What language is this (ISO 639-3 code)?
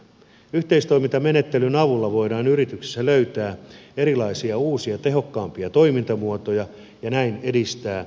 fin